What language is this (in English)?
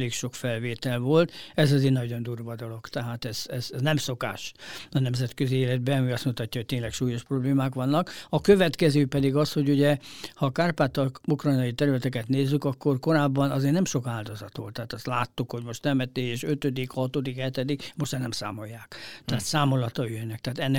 Hungarian